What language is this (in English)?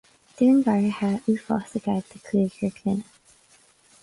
Irish